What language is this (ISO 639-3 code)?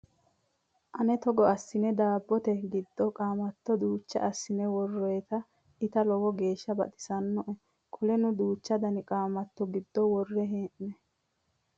sid